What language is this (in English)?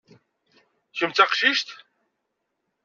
Kabyle